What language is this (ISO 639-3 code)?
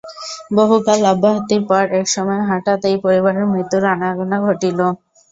ben